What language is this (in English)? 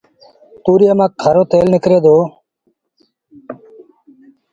Sindhi Bhil